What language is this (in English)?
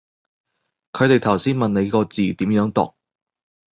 Cantonese